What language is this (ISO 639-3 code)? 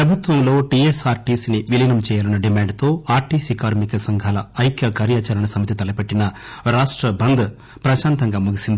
tel